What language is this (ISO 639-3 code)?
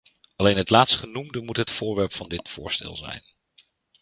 nld